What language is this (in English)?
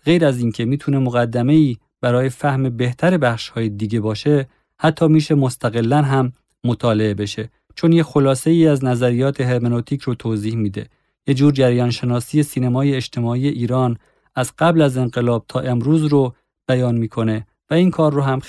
Persian